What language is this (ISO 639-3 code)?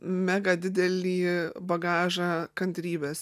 lit